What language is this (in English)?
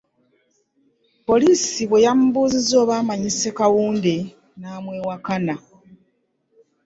Ganda